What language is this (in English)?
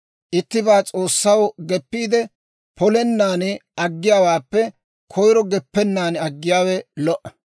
Dawro